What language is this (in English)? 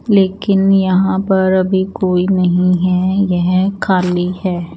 Hindi